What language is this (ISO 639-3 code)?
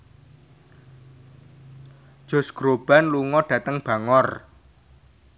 jav